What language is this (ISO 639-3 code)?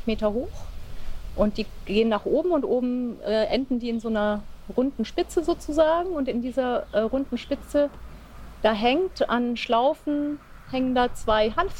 deu